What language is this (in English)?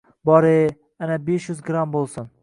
Uzbek